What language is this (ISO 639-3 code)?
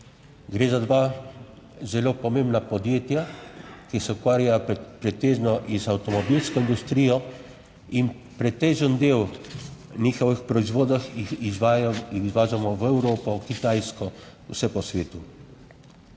slv